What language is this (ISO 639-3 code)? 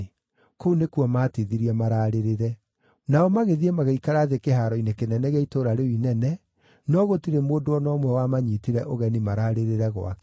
kik